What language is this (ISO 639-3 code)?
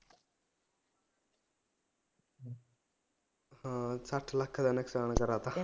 pan